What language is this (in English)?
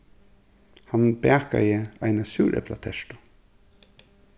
Faroese